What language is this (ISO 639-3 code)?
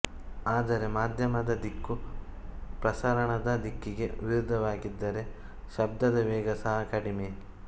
kan